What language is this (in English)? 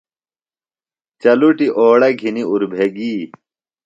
Phalura